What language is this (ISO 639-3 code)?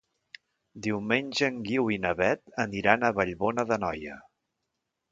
cat